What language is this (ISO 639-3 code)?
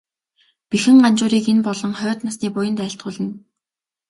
mon